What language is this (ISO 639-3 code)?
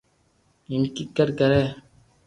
lrk